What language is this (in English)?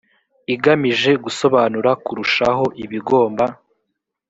Kinyarwanda